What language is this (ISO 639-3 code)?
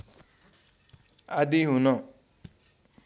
nep